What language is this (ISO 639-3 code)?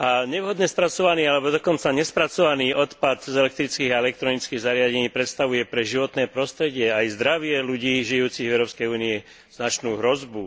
slk